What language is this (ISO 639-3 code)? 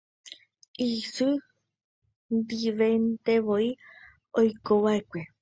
grn